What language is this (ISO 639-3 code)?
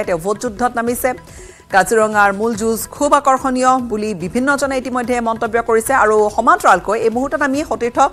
ben